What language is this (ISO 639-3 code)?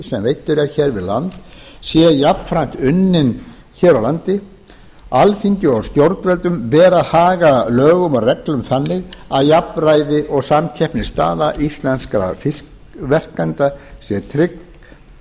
isl